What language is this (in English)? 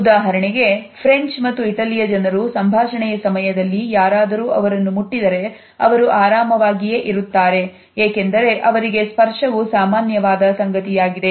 Kannada